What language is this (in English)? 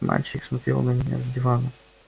Russian